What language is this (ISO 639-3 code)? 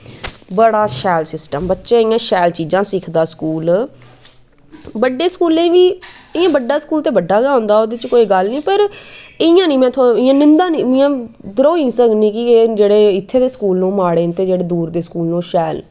doi